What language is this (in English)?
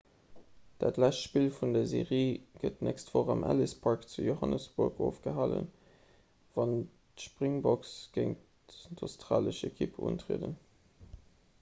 Luxembourgish